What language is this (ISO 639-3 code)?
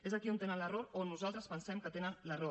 cat